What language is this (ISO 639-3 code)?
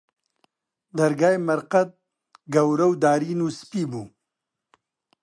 ckb